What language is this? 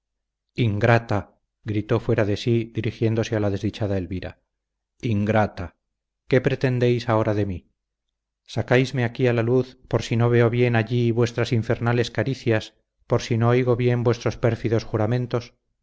Spanish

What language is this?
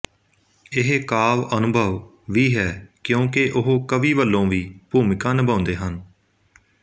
Punjabi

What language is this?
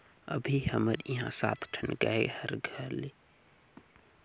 Chhattisgarhi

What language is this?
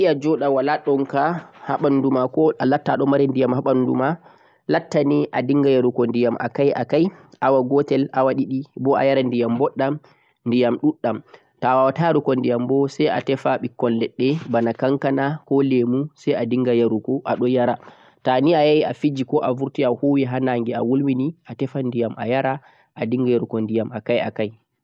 Central-Eastern Niger Fulfulde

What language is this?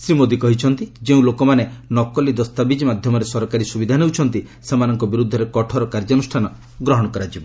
Odia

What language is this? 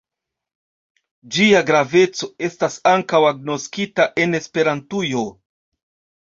Esperanto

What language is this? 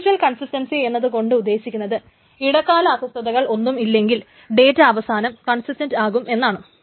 Malayalam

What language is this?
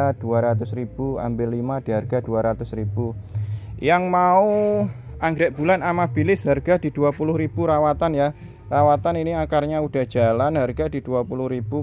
Indonesian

